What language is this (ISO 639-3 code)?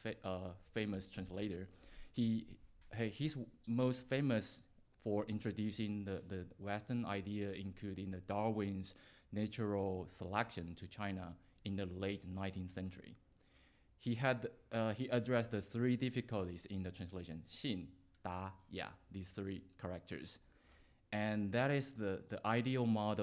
eng